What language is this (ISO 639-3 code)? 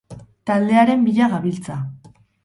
eus